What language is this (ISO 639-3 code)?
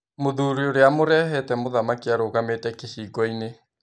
kik